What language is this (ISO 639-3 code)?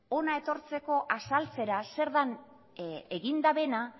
eus